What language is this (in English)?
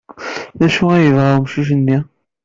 Kabyle